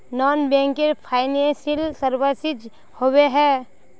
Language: Magahi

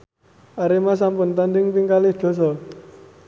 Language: Javanese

